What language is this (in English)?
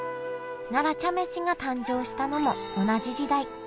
Japanese